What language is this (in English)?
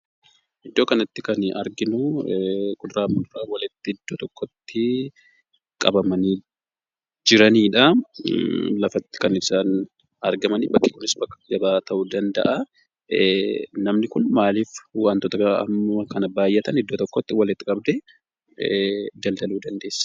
Oromo